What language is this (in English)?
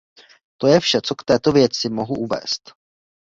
Czech